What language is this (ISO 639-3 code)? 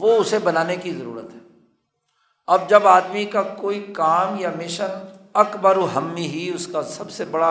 urd